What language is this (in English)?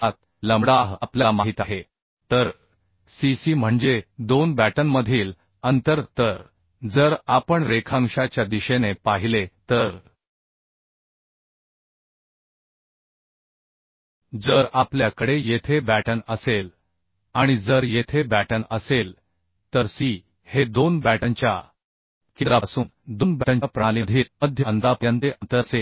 Marathi